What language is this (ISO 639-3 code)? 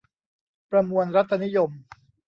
tha